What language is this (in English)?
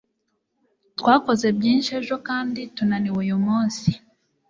Kinyarwanda